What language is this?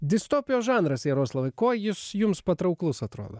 Lithuanian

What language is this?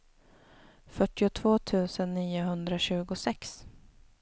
Swedish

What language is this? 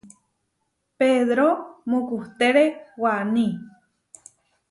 Huarijio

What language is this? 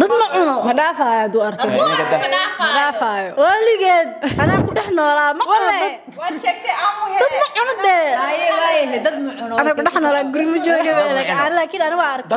Arabic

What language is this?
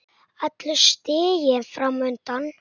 Icelandic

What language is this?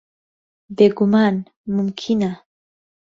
Central Kurdish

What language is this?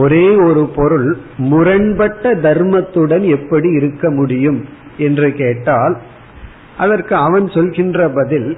Tamil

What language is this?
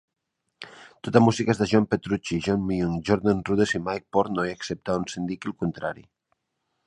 Catalan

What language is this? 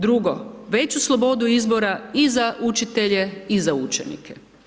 Croatian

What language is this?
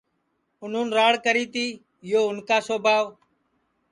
Sansi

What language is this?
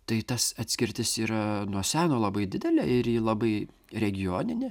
Lithuanian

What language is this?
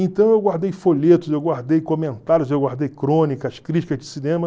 Portuguese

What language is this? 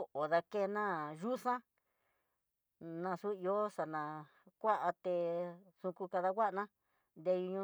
Tidaá Mixtec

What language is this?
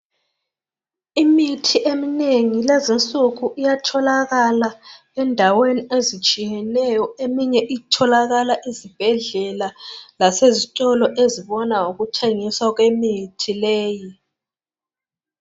North Ndebele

